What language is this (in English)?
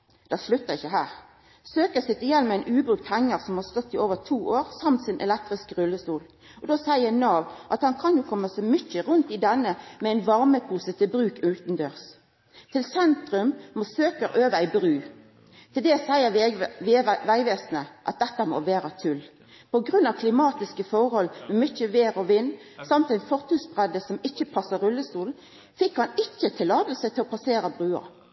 Norwegian Nynorsk